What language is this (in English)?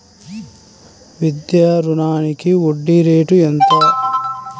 Telugu